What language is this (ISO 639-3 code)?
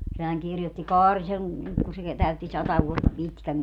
fin